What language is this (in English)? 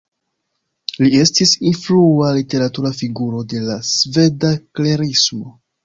Esperanto